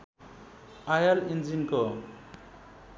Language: Nepali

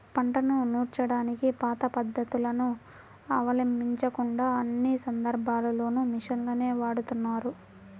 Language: Telugu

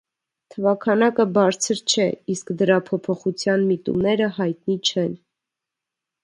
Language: Armenian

